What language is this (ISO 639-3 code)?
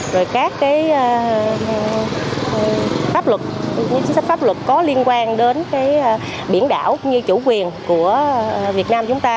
vie